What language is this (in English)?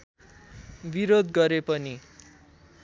Nepali